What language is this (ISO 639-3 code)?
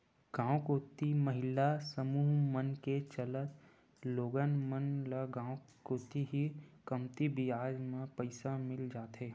hne